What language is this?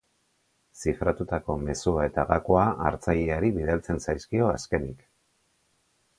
Basque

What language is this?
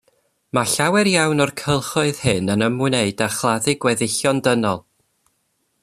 Welsh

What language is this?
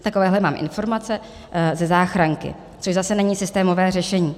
Czech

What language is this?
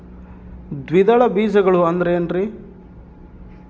Kannada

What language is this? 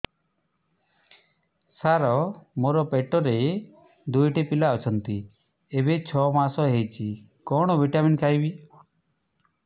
Odia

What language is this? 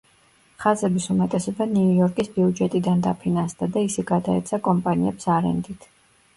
Georgian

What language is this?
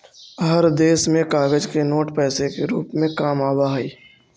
Magahi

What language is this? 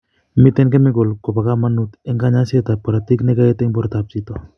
Kalenjin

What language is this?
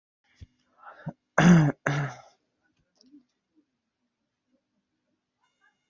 Uzbek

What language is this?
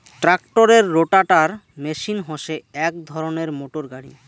Bangla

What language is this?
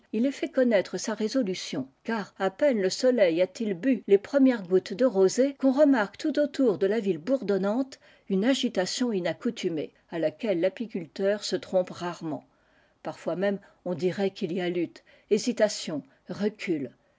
French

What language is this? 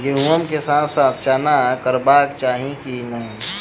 Maithili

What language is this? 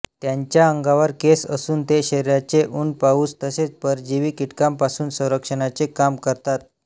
Marathi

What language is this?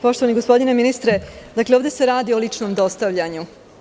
Serbian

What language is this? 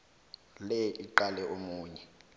South Ndebele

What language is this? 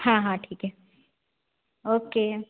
Hindi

